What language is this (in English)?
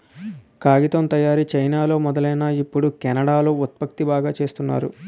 Telugu